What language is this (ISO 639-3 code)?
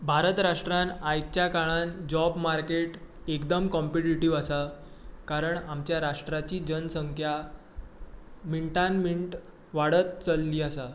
kok